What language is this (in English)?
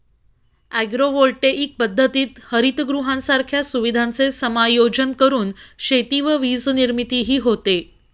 Marathi